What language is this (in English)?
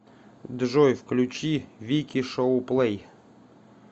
Russian